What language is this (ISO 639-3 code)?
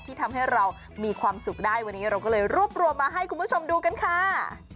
tha